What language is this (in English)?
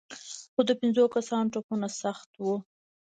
Pashto